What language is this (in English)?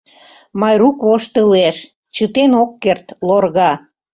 Mari